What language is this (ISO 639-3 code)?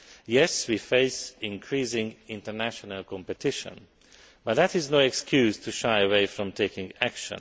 eng